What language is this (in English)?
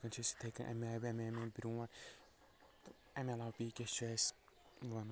Kashmiri